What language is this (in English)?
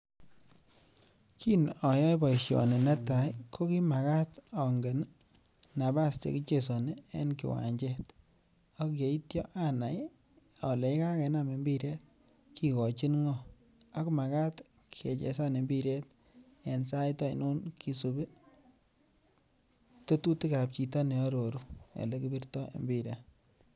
Kalenjin